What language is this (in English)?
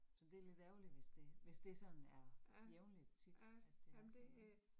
Danish